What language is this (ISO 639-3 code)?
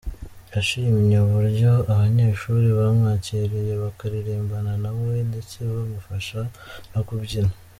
kin